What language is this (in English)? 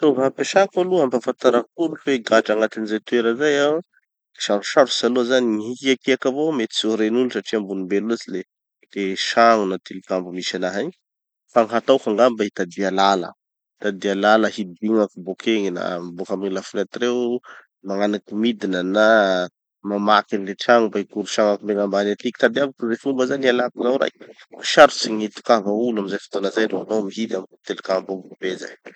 Tanosy Malagasy